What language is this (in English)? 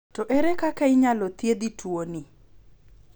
Luo (Kenya and Tanzania)